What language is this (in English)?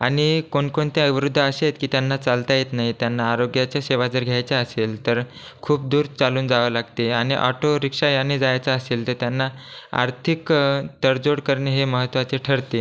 Marathi